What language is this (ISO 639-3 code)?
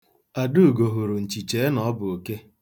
ibo